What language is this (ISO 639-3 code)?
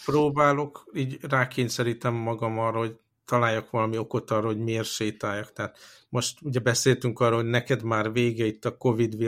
hun